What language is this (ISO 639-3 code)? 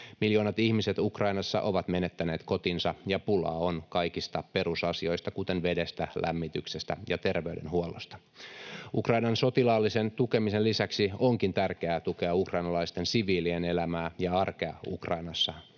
fin